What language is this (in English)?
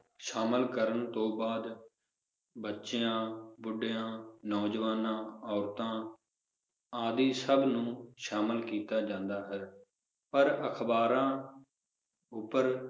Punjabi